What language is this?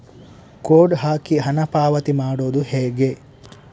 Kannada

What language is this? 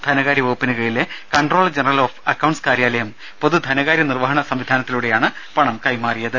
Malayalam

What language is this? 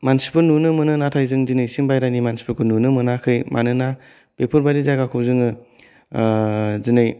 Bodo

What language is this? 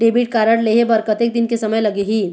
Chhattisgarhi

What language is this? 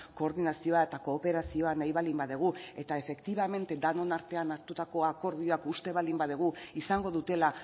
Basque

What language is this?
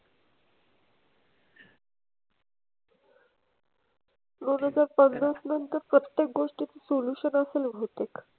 Marathi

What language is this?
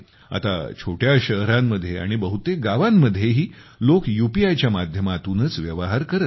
Marathi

